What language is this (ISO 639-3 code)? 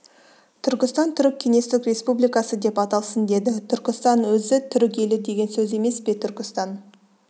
kaz